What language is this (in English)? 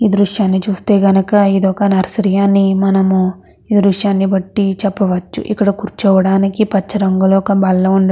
Telugu